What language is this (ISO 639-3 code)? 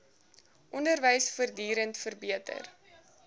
afr